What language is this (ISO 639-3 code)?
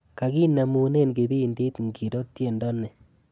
kln